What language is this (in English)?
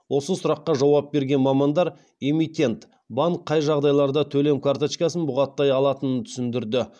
Kazakh